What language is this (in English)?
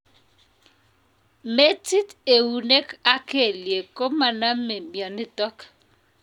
Kalenjin